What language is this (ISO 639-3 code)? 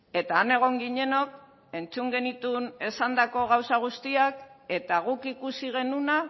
eus